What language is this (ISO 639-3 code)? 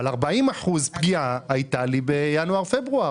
heb